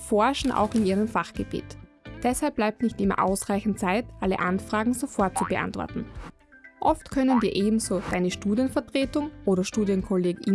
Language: German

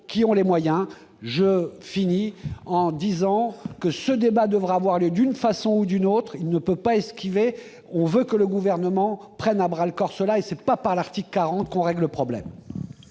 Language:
French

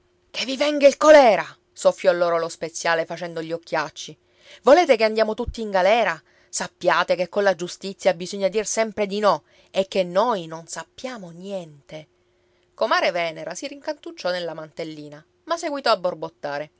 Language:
Italian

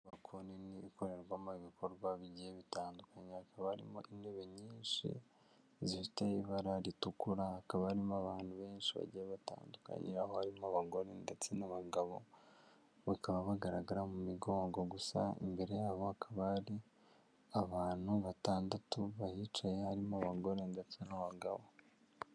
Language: Kinyarwanda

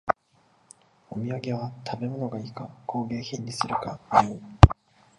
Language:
Japanese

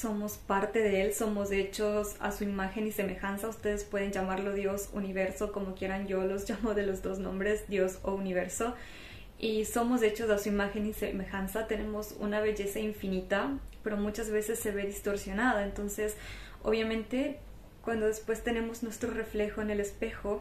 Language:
Spanish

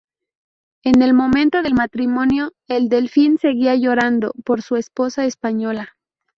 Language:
Spanish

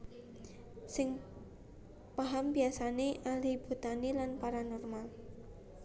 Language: Javanese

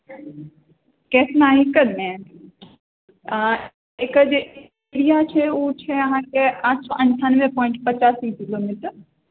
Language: Maithili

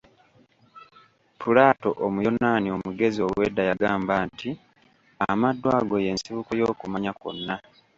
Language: Ganda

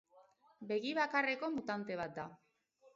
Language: Basque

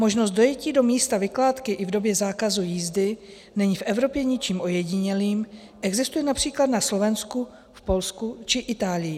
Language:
Czech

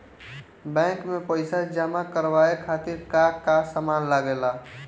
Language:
Bhojpuri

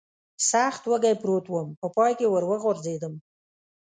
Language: Pashto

